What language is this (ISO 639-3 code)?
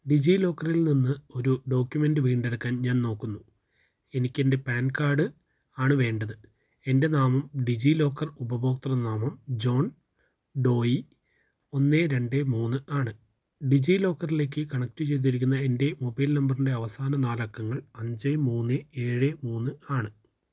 mal